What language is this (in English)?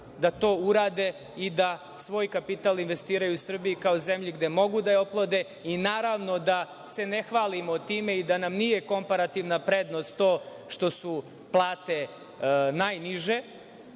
Serbian